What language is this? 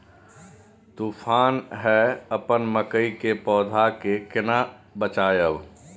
Maithili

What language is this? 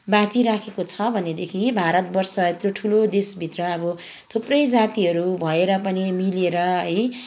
Nepali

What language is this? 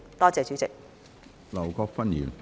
Cantonese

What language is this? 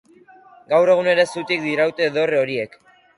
Basque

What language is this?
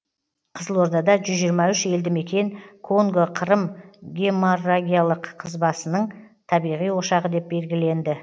Kazakh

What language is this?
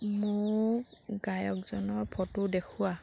Assamese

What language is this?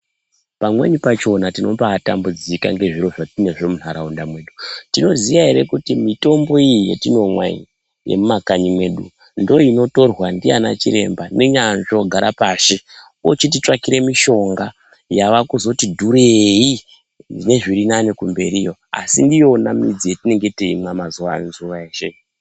Ndau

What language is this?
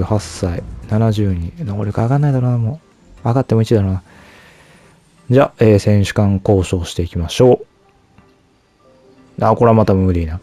Japanese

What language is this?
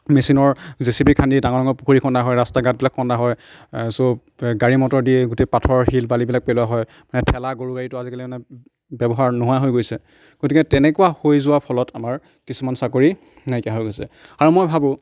Assamese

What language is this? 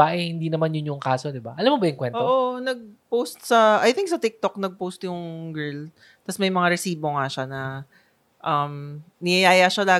Filipino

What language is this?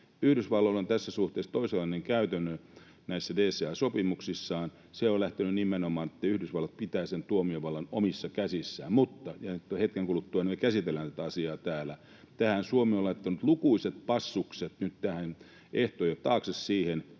Finnish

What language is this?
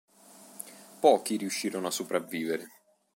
Italian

